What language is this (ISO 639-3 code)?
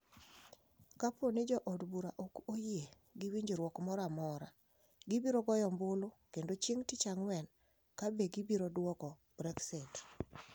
luo